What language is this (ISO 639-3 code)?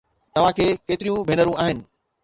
snd